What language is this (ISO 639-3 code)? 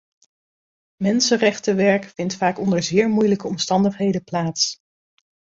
nld